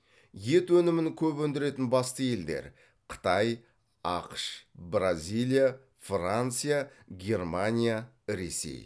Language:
Kazakh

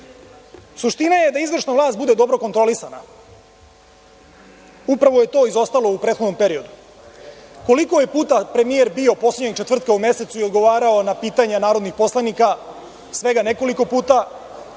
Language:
Serbian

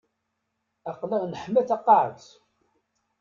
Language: Kabyle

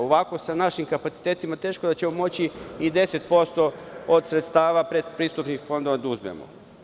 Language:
Serbian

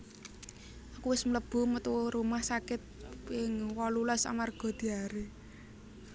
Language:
Javanese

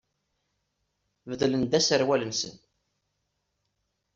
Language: Kabyle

